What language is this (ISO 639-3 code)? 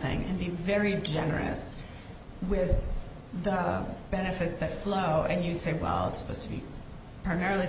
eng